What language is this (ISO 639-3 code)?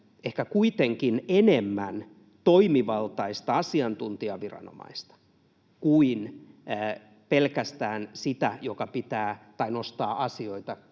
fin